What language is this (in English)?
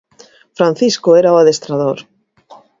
Galician